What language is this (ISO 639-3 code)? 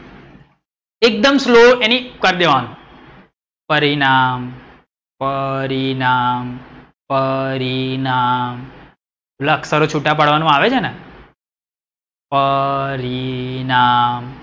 guj